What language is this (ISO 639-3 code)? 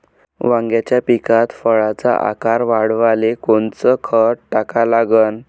mar